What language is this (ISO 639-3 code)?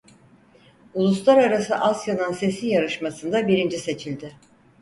tur